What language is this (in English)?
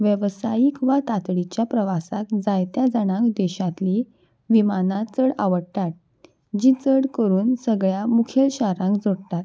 Konkani